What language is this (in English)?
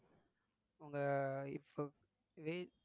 Tamil